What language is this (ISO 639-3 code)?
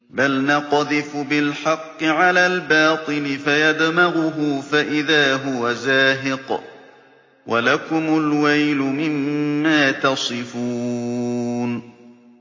ara